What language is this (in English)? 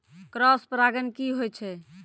Maithili